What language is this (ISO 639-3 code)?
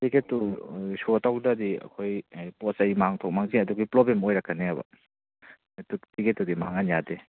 mni